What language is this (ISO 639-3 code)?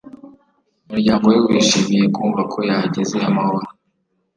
kin